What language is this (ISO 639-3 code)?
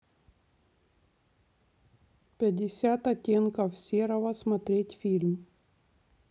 rus